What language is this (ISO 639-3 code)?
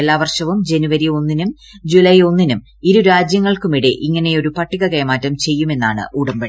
mal